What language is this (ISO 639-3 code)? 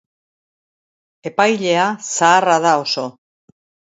eus